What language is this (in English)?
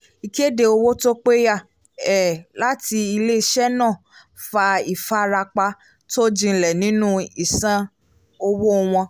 Yoruba